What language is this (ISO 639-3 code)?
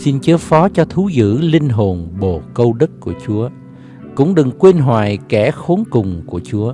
vie